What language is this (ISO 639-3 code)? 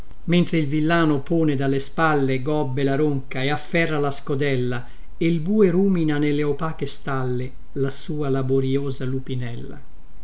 ita